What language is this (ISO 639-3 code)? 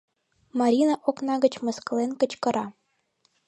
chm